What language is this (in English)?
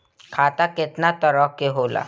Bhojpuri